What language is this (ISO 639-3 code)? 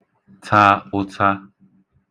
ibo